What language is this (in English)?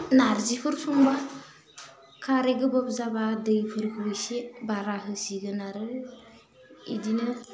Bodo